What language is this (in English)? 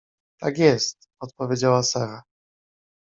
Polish